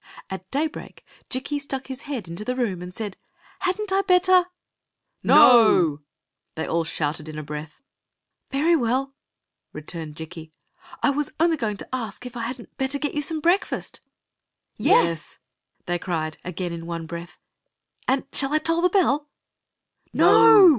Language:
English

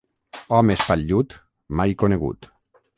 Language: Catalan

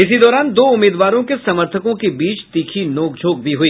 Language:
Hindi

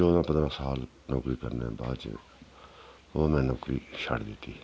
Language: Dogri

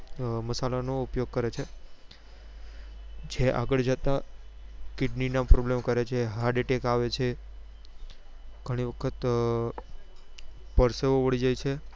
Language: Gujarati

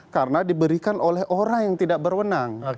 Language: Indonesian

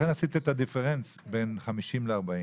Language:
Hebrew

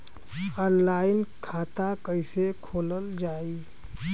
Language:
Bhojpuri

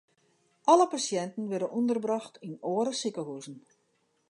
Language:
Western Frisian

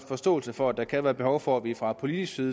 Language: Danish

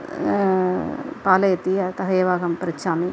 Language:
Sanskrit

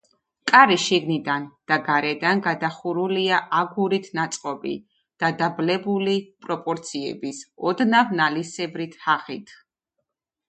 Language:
Georgian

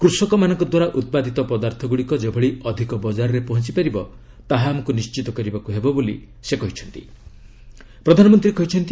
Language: Odia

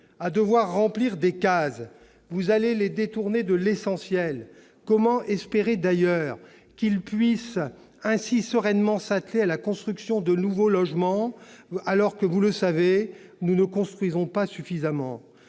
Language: French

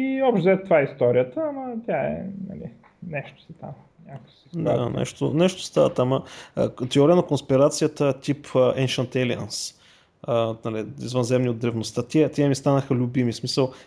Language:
Bulgarian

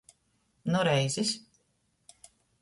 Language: Latgalian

